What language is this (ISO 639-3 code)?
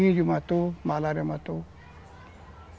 por